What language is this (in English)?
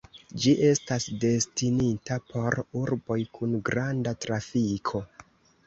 Esperanto